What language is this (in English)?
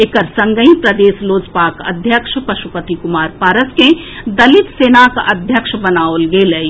Maithili